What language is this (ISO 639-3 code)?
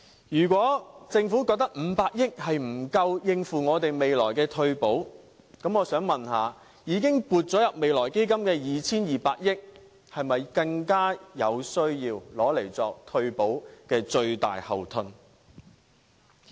yue